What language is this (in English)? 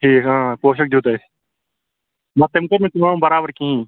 Kashmiri